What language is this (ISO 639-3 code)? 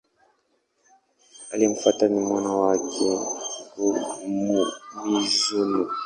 swa